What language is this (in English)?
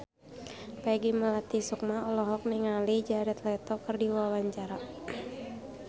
Sundanese